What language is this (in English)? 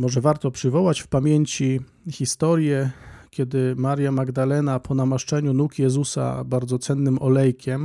Polish